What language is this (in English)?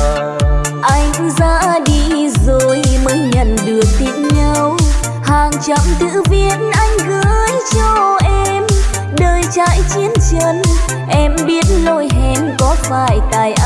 Vietnamese